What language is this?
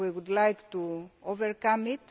English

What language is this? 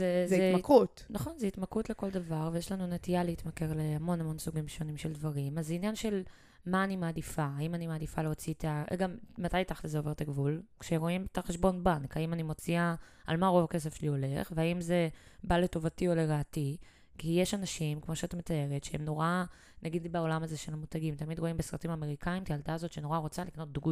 Hebrew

